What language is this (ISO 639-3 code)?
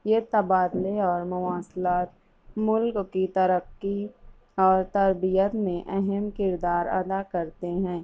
urd